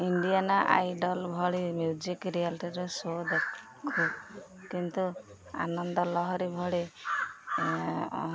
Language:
Odia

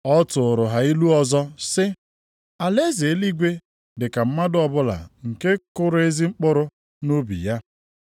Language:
Igbo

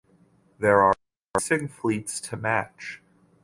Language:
English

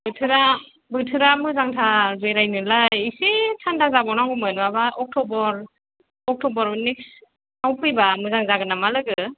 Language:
Bodo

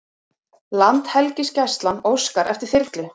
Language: Icelandic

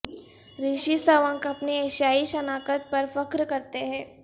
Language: Urdu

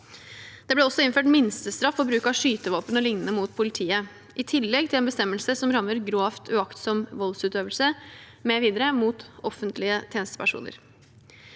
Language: Norwegian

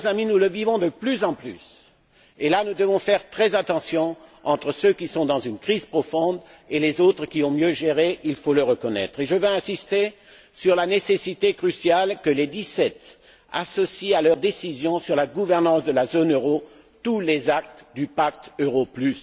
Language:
French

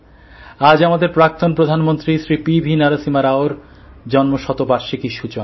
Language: Bangla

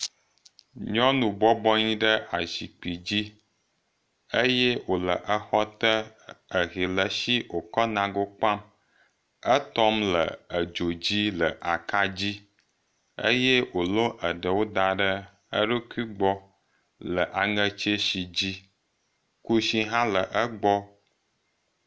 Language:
Ewe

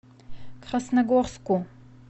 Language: Russian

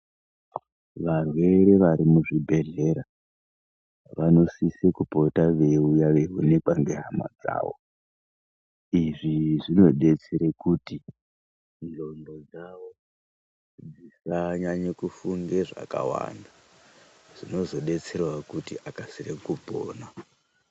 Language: Ndau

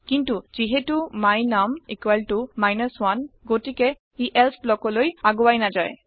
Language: Assamese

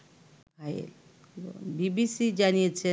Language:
Bangla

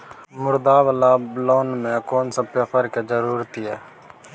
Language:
Maithili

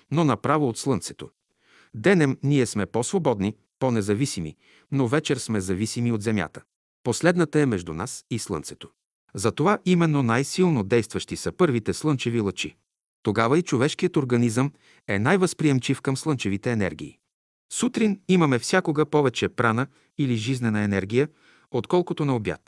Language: Bulgarian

